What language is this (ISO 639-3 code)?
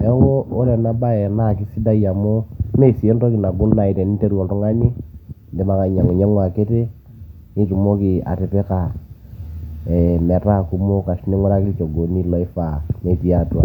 mas